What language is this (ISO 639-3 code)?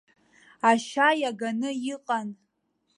abk